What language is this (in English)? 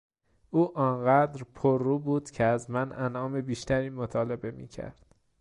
Persian